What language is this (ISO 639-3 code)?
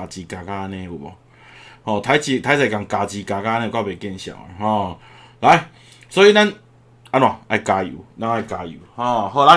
zho